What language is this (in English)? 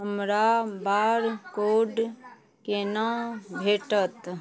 Maithili